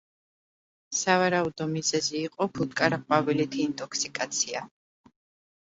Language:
Georgian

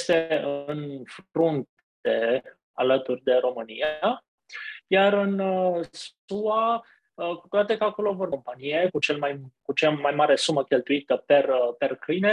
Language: Romanian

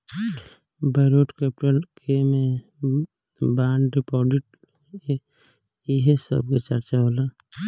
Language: Bhojpuri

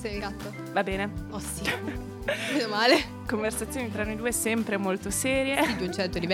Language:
Italian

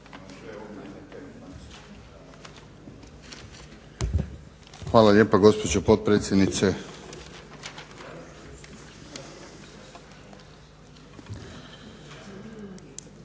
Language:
Croatian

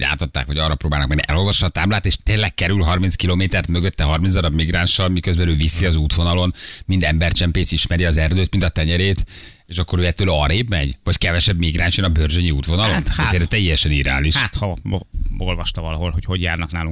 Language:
Hungarian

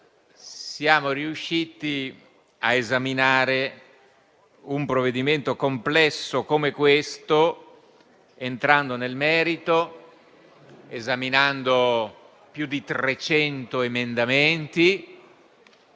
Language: Italian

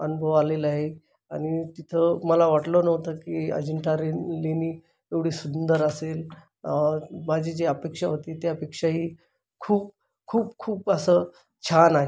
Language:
Marathi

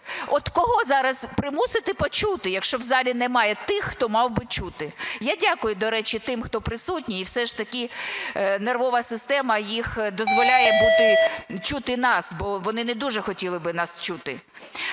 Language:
Ukrainian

